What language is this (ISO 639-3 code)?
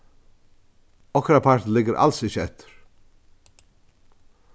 fao